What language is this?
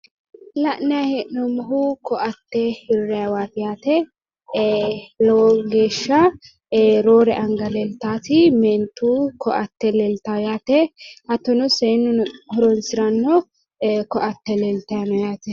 Sidamo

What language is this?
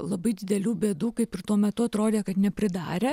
Lithuanian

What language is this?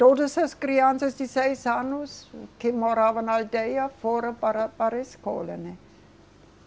Portuguese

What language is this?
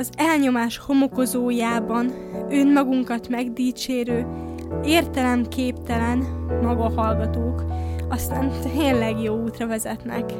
Hungarian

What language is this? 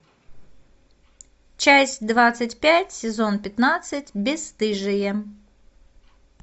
Russian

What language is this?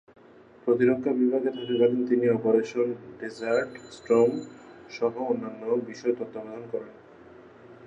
Bangla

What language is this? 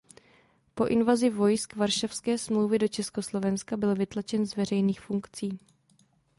Czech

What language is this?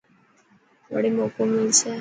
Dhatki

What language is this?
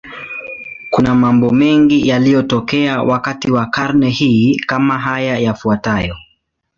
Swahili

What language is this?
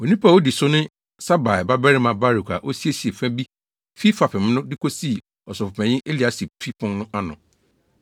Akan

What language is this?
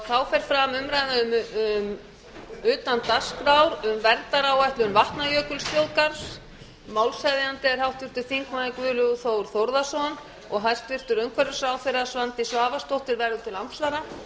Icelandic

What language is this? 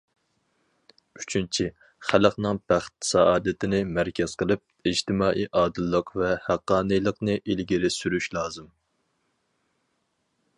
Uyghur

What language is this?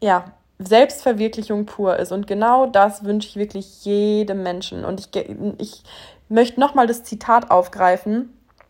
German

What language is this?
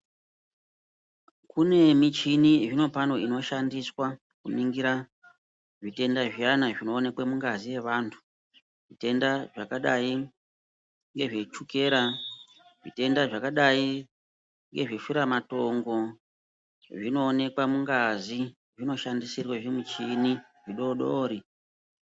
Ndau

